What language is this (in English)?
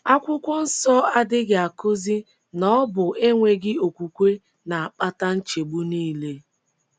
Igbo